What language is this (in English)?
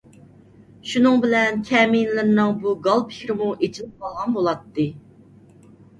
Uyghur